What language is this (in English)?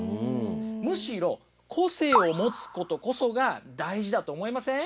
Japanese